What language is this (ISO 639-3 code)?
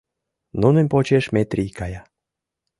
chm